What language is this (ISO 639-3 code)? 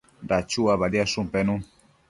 mcf